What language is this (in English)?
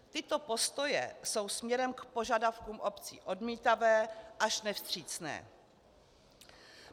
Czech